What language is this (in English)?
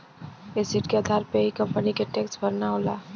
Bhojpuri